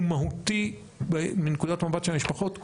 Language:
Hebrew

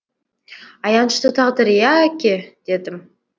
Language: Kazakh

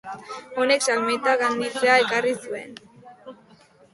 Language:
Basque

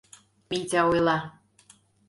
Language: Mari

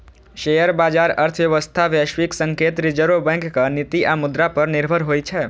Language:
Maithili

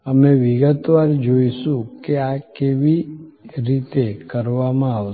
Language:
Gujarati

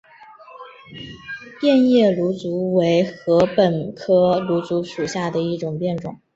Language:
Chinese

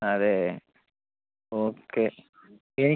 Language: Malayalam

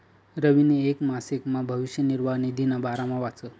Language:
Marathi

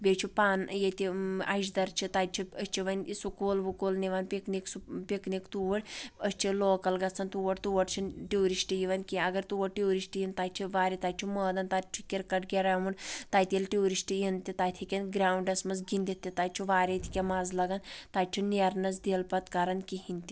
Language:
Kashmiri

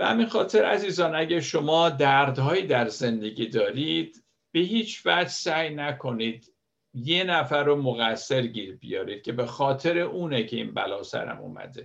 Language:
Persian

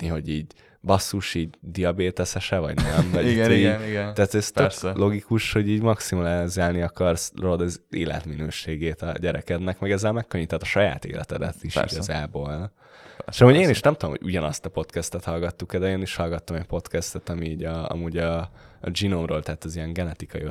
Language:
Hungarian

